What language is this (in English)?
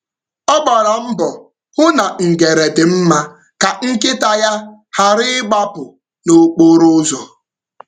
Igbo